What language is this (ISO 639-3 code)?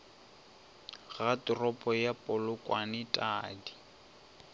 nso